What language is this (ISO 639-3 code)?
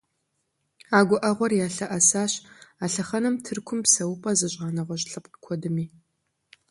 kbd